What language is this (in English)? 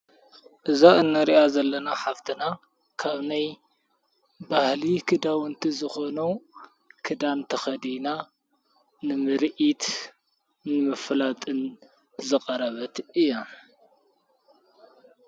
Tigrinya